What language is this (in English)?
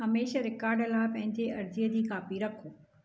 Sindhi